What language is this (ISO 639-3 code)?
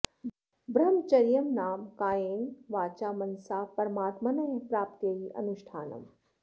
san